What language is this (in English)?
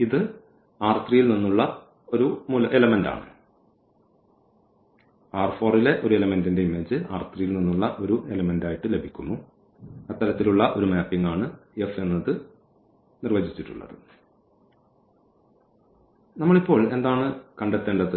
Malayalam